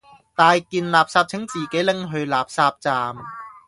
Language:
Cantonese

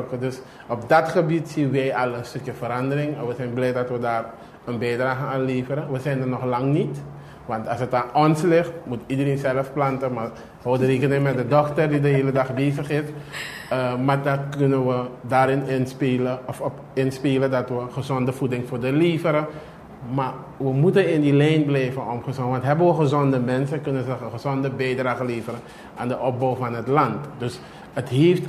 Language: Dutch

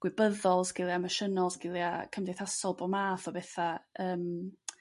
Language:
Welsh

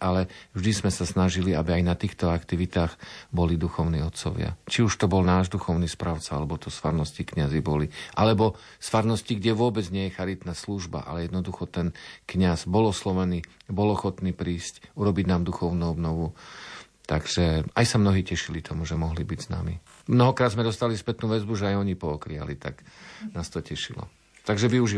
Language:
Slovak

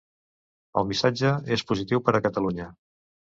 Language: Catalan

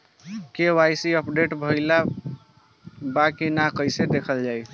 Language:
Bhojpuri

